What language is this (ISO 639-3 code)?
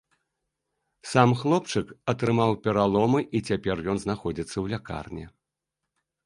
bel